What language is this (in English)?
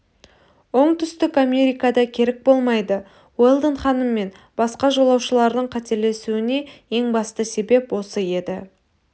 Kazakh